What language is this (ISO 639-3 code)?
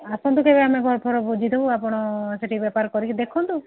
ori